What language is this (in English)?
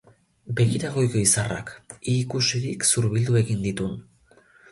Basque